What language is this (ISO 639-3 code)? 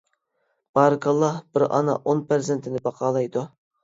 uig